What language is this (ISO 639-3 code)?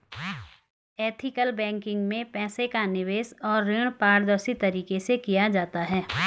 hin